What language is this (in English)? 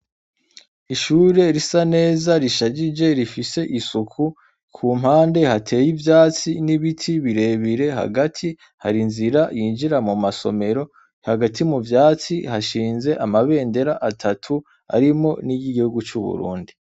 Rundi